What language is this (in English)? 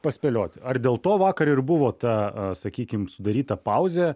Lithuanian